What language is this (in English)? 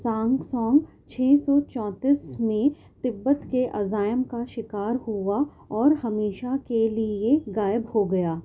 Urdu